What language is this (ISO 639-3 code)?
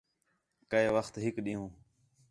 xhe